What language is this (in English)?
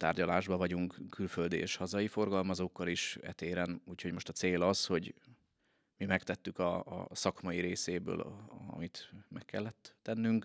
Hungarian